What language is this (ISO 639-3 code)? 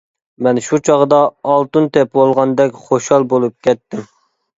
uig